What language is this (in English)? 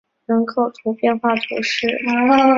Chinese